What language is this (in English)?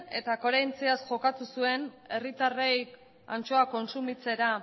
Basque